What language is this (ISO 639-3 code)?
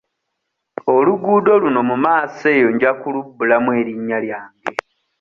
lug